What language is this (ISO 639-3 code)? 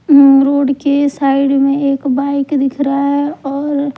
hin